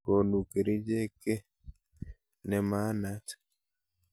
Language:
Kalenjin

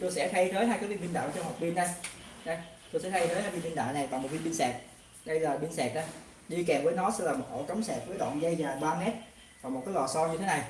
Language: Vietnamese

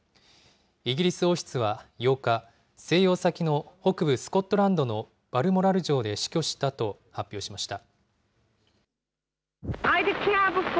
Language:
Japanese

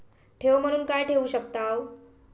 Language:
Marathi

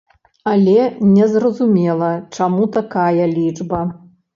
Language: Belarusian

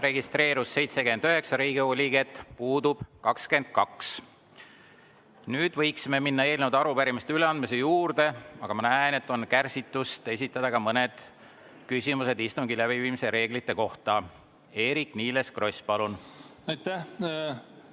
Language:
Estonian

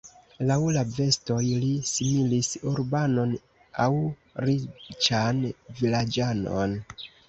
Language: Esperanto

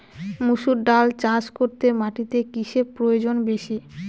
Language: Bangla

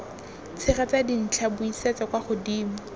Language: Tswana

